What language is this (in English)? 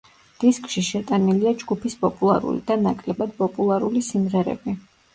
Georgian